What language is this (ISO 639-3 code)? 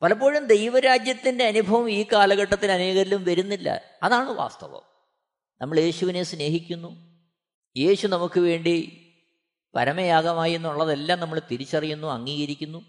mal